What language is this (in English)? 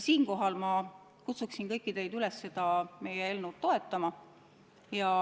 Estonian